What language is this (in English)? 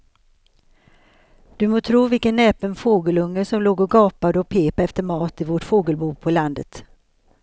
Swedish